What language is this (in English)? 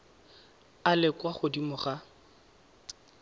Tswana